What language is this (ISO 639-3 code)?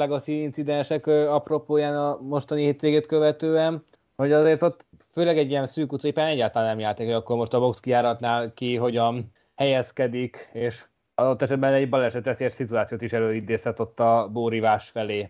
hun